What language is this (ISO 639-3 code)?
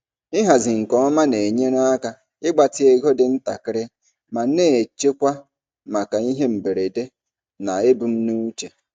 ibo